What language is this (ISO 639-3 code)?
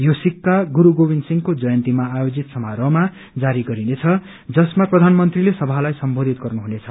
nep